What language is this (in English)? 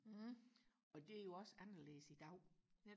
Danish